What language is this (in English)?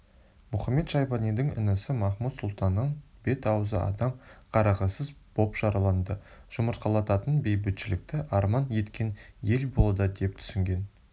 Kazakh